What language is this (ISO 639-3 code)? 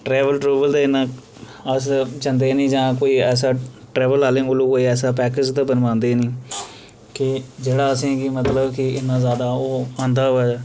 doi